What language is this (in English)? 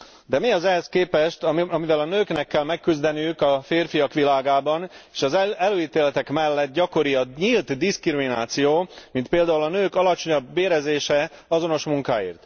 Hungarian